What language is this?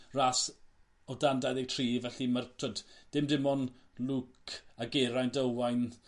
Welsh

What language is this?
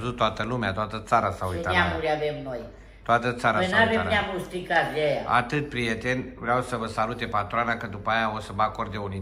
Romanian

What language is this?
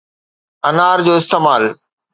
Sindhi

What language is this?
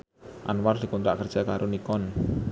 Javanese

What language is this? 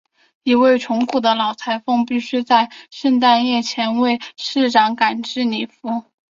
Chinese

